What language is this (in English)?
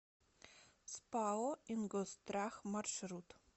Russian